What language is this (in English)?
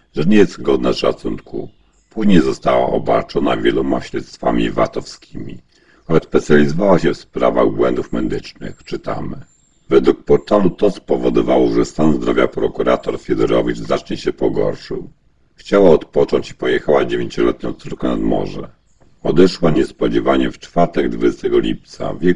Polish